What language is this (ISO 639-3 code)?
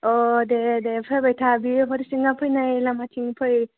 brx